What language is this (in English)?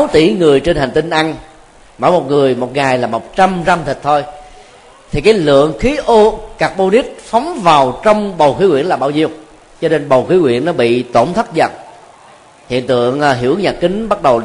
Vietnamese